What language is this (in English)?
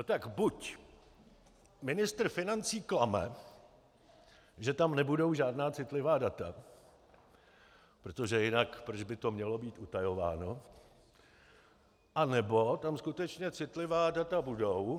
Czech